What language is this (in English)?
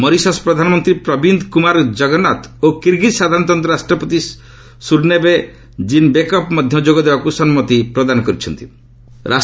Odia